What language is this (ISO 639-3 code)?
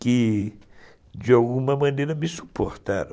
por